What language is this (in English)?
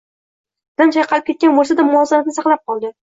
Uzbek